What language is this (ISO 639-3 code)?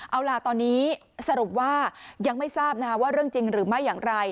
tha